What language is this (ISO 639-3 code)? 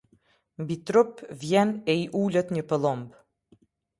sqi